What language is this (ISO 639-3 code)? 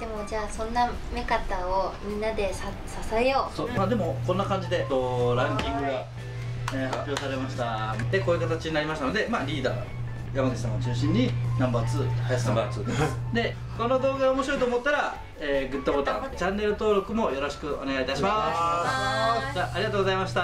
jpn